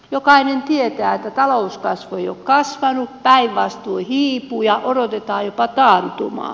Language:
Finnish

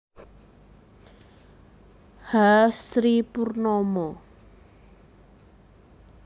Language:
Javanese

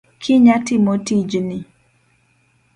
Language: Luo (Kenya and Tanzania)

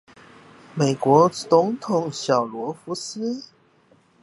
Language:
Chinese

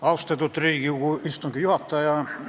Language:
Estonian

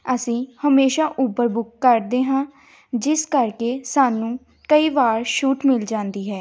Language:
Punjabi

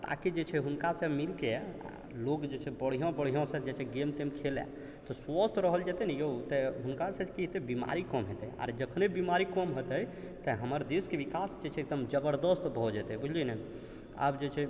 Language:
Maithili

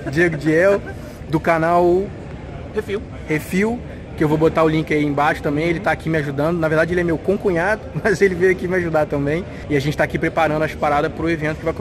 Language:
Portuguese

